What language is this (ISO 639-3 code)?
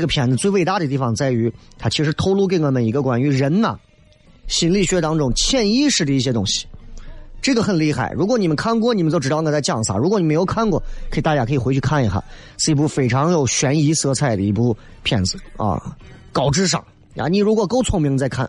zho